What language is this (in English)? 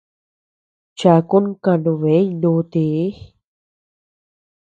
Tepeuxila Cuicatec